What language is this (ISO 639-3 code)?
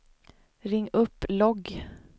swe